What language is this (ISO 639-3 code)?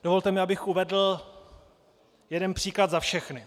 ces